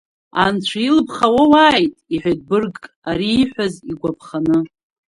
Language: Abkhazian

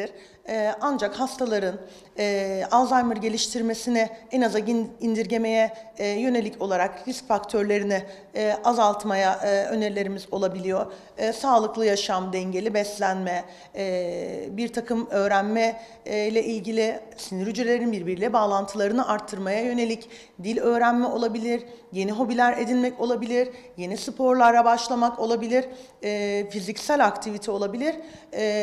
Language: Turkish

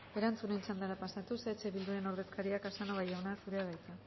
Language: Basque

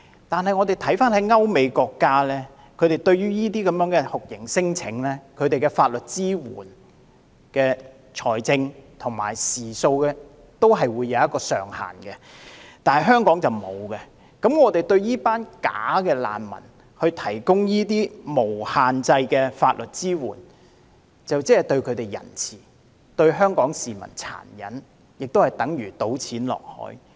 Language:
Cantonese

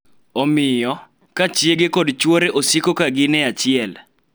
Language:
Luo (Kenya and Tanzania)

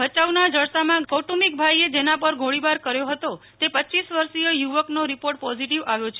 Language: Gujarati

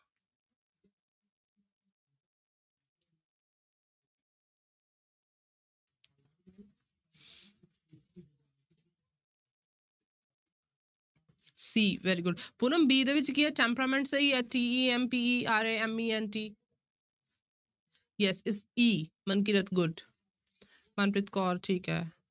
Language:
Punjabi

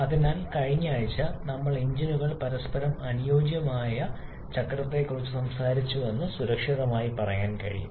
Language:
Malayalam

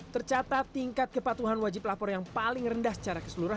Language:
Indonesian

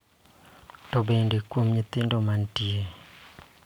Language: Luo (Kenya and Tanzania)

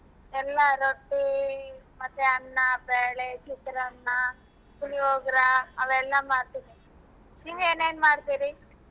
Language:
Kannada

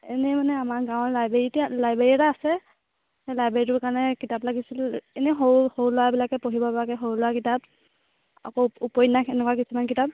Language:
Assamese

